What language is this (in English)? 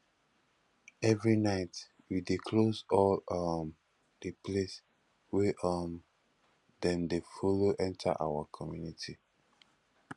Nigerian Pidgin